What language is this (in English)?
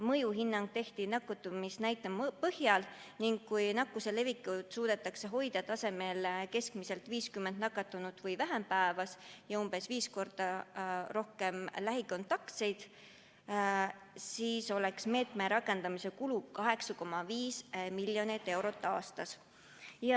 Estonian